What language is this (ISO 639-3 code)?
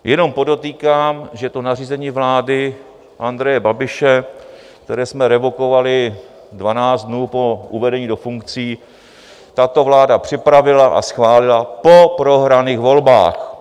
ces